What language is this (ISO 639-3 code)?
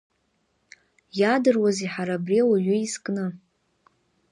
abk